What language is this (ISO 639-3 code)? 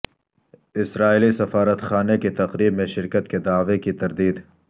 urd